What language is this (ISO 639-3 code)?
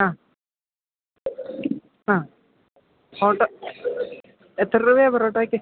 mal